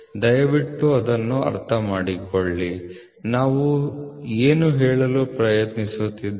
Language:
Kannada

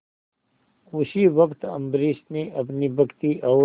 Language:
Hindi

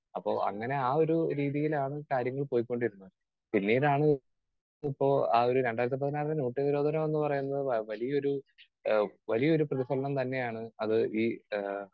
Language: Malayalam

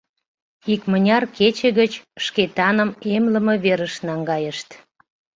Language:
Mari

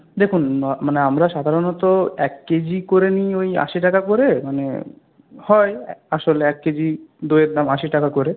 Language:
Bangla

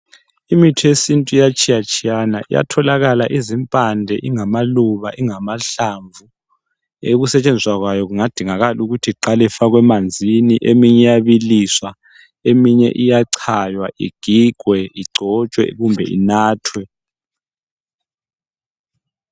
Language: North Ndebele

